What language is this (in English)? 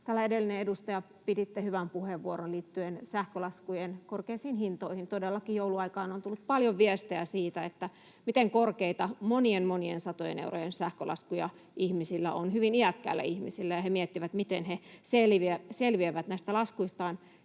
Finnish